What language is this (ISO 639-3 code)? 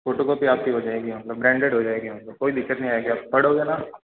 hin